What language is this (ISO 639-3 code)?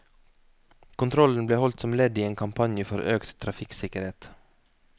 nor